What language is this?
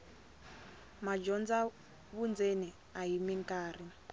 Tsonga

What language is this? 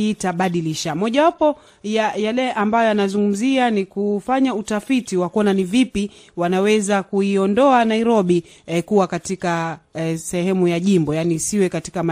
Swahili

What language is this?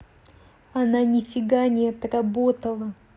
Russian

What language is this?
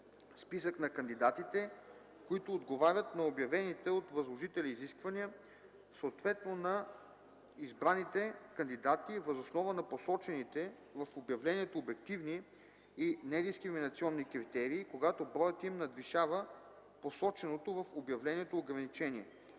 Bulgarian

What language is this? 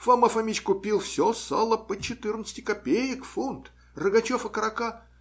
Russian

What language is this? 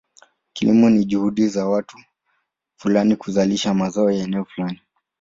Swahili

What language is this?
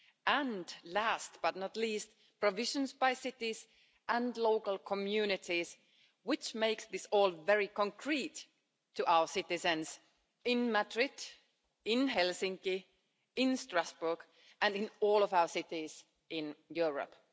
English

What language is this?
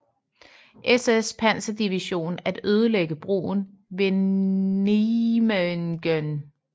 Danish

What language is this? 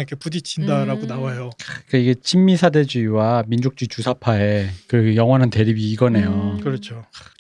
Korean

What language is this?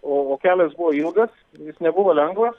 Lithuanian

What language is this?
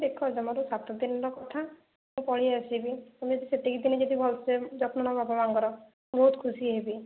Odia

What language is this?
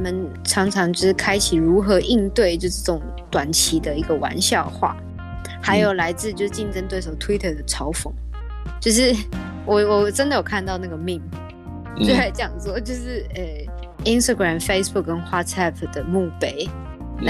Chinese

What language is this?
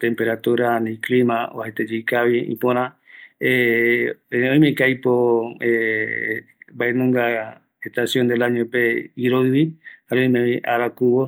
Eastern Bolivian Guaraní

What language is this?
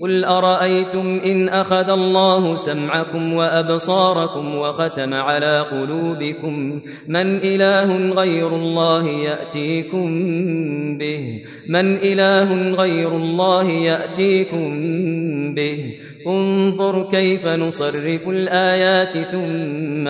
Arabic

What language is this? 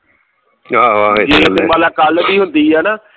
Punjabi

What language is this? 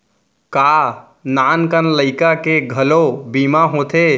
Chhattisgarhi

